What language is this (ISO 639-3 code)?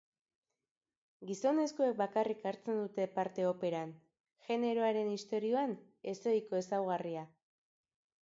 eus